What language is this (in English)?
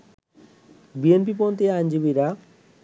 Bangla